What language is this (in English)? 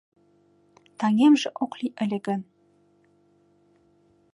Mari